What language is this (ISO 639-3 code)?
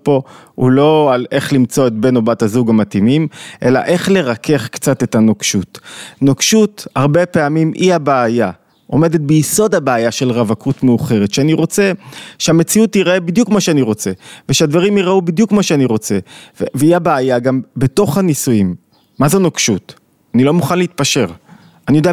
heb